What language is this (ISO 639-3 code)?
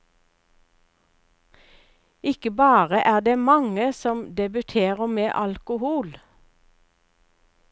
nor